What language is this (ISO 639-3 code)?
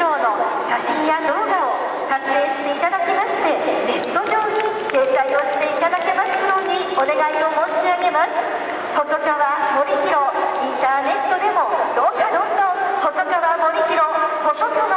jpn